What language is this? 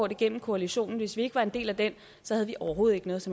Danish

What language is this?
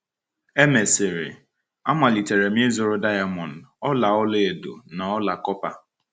Igbo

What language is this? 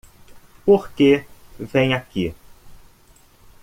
Portuguese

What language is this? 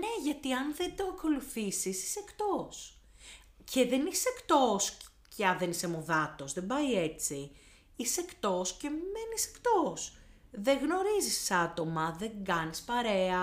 Greek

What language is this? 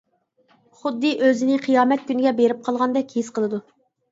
Uyghur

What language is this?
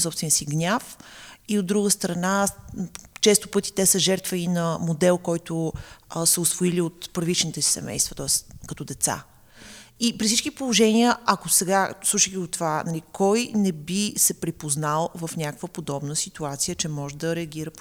Bulgarian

